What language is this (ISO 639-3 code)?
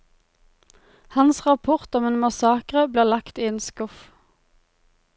nor